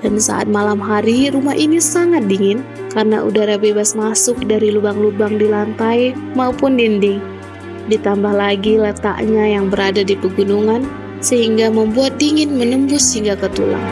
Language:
Indonesian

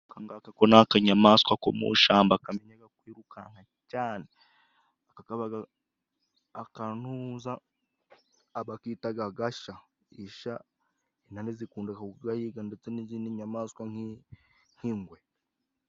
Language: Kinyarwanda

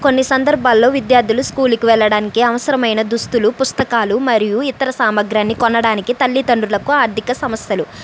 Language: Telugu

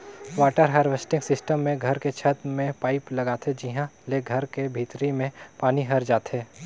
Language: Chhattisgarhi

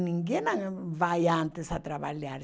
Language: Portuguese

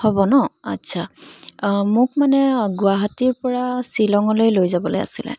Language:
Assamese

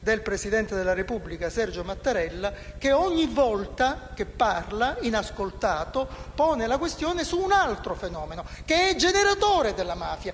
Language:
Italian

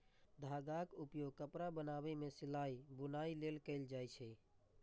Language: Maithili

